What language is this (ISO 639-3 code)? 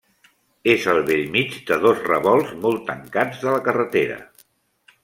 cat